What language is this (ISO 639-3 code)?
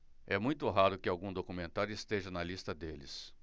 por